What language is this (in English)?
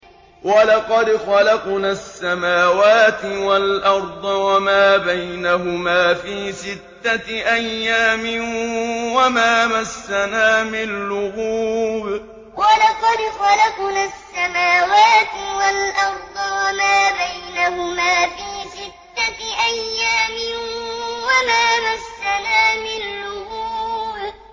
Arabic